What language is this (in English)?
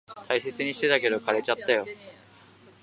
Japanese